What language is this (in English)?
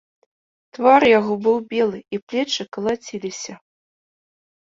Belarusian